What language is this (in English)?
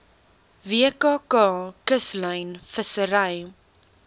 Afrikaans